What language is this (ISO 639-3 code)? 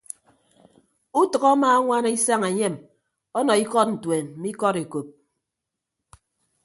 ibb